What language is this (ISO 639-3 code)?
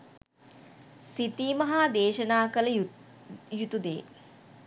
sin